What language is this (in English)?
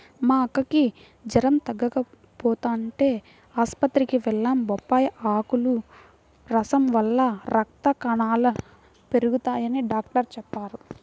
Telugu